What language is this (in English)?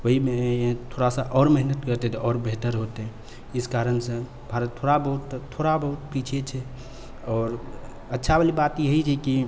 Maithili